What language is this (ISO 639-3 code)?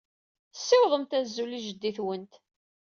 kab